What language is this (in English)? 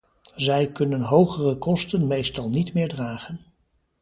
Dutch